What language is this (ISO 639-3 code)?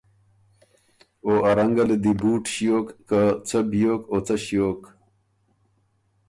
oru